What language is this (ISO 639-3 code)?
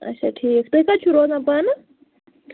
kas